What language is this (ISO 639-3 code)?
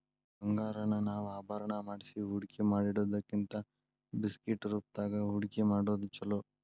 kan